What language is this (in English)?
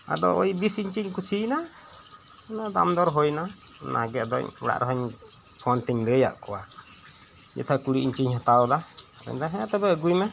Santali